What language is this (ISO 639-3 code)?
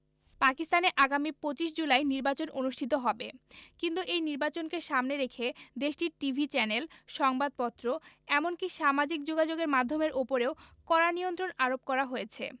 ben